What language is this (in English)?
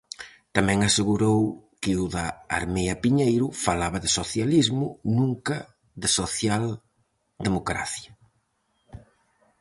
Galician